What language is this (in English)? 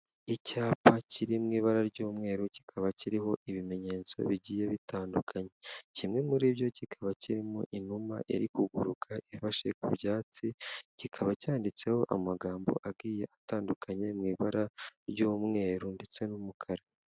Kinyarwanda